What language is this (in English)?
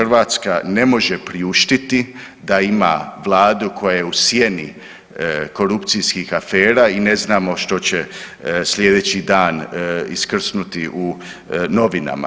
Croatian